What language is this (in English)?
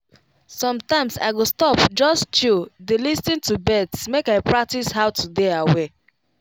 Nigerian Pidgin